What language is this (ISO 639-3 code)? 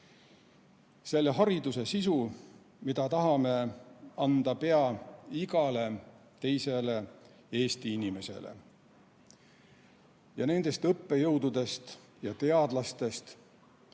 est